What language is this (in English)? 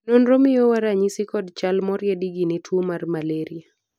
Luo (Kenya and Tanzania)